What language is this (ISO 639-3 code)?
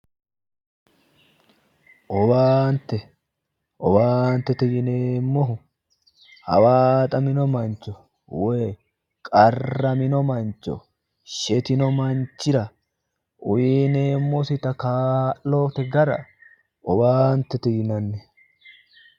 sid